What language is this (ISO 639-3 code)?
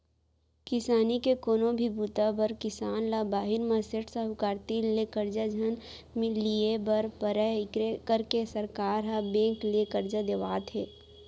hne